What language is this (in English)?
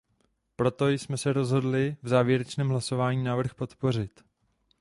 Czech